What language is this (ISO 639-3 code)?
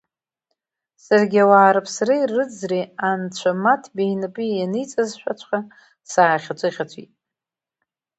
abk